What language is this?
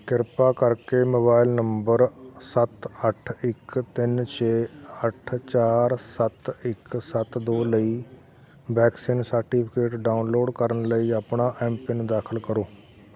Punjabi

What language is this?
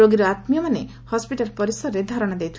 Odia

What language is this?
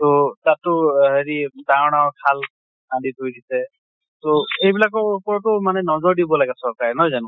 Assamese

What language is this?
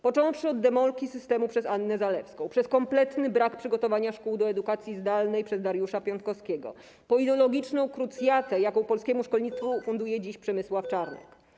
Polish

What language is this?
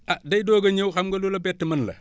Wolof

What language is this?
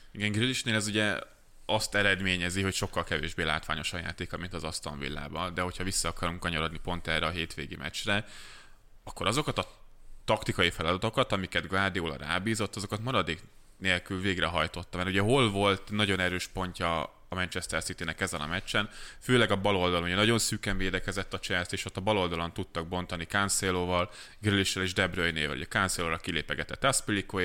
Hungarian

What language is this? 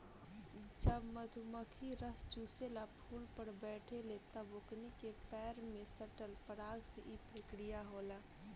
Bhojpuri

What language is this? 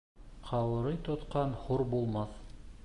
Bashkir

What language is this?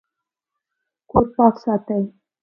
Pashto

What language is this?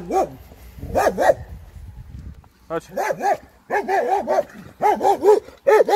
Polish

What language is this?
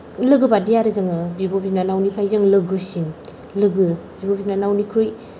Bodo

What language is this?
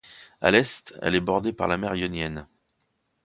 French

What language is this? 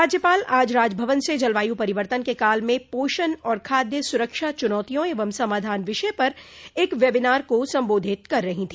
Hindi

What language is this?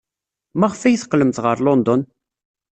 Kabyle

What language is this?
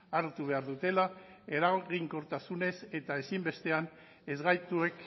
Basque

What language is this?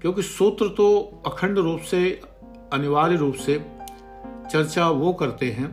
Hindi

